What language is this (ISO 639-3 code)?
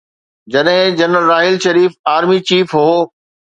snd